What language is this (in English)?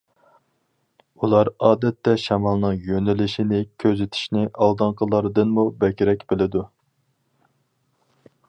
Uyghur